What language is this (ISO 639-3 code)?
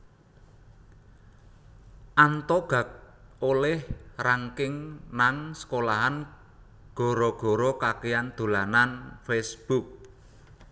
jav